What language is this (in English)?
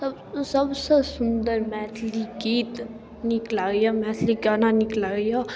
Maithili